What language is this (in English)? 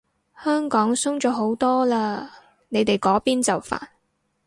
Cantonese